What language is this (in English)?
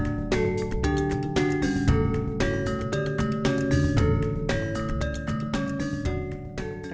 Indonesian